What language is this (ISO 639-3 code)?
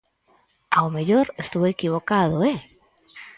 glg